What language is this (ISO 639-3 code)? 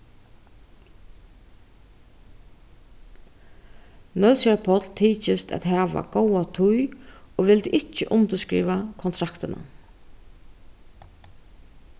fao